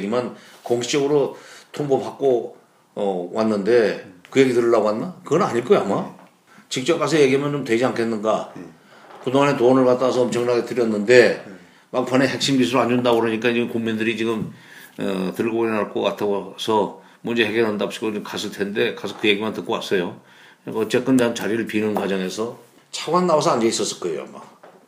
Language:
Korean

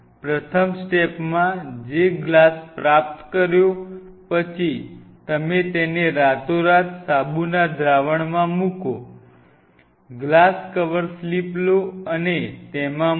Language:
Gujarati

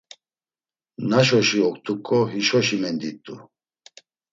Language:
Laz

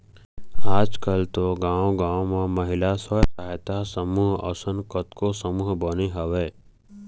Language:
Chhattisgarhi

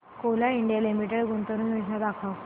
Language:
Marathi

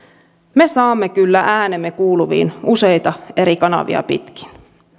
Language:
Finnish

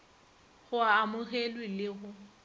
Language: Northern Sotho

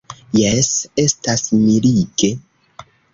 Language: Esperanto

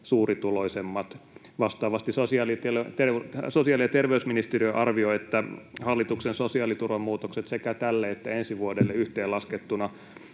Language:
Finnish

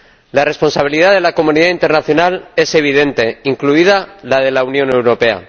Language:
Spanish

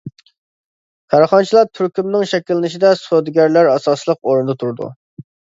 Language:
Uyghur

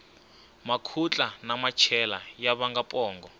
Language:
Tsonga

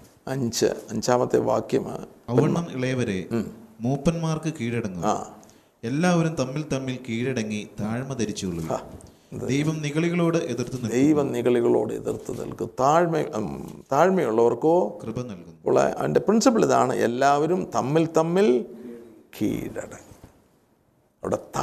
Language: Malayalam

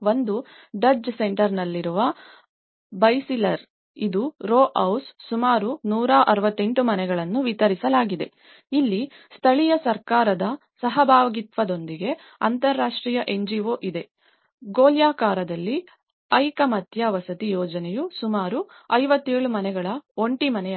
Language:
Kannada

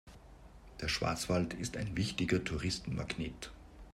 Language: German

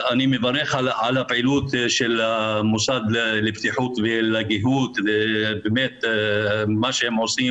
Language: Hebrew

